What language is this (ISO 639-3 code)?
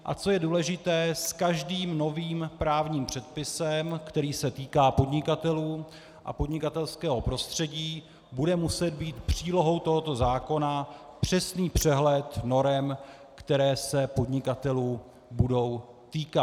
ces